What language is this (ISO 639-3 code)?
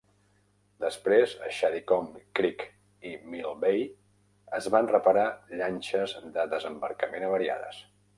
cat